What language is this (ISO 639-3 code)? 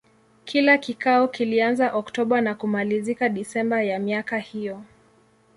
swa